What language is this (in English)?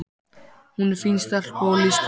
Icelandic